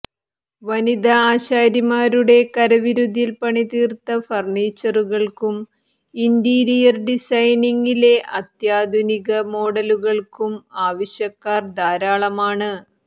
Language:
Malayalam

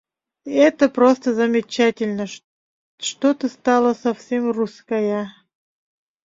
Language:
Mari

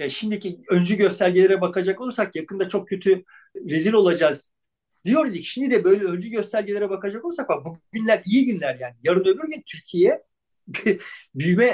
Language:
Turkish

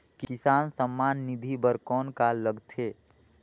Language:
Chhattisgarhi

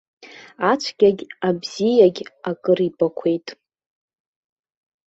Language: Abkhazian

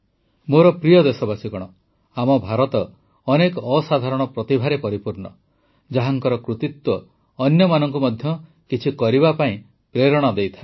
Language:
Odia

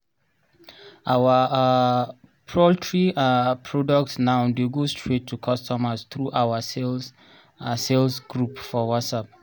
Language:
Nigerian Pidgin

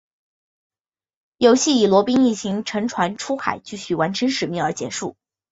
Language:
Chinese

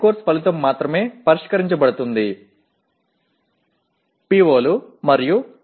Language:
Tamil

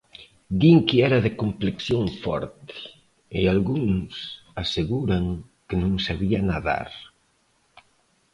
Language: Galician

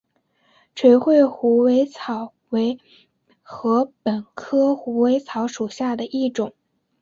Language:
Chinese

